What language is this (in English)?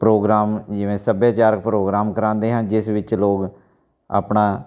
Punjabi